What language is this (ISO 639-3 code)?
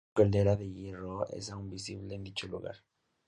spa